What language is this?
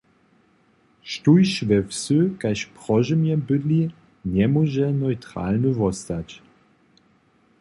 Upper Sorbian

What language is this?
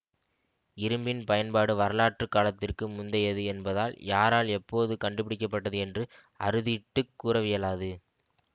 Tamil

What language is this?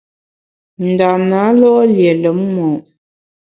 Bamun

